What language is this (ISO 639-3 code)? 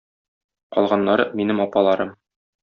tat